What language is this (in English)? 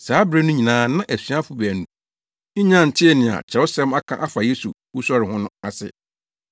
Akan